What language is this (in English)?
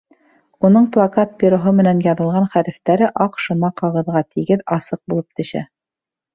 Bashkir